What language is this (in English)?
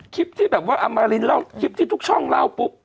Thai